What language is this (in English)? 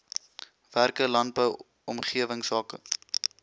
Afrikaans